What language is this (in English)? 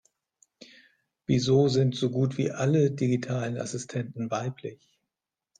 German